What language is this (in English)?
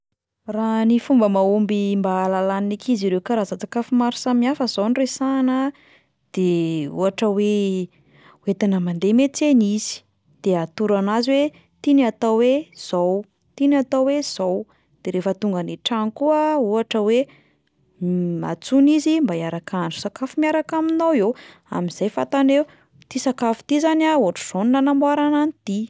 Malagasy